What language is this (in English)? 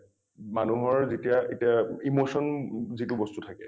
Assamese